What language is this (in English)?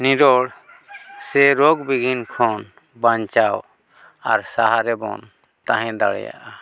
Santali